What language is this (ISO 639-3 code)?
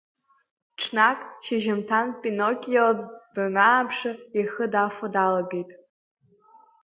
abk